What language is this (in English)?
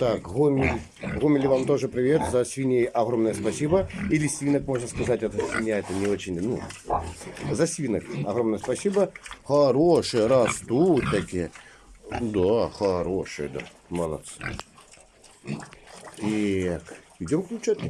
Russian